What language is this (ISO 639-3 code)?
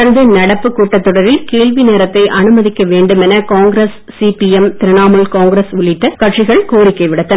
tam